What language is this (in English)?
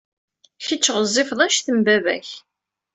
Kabyle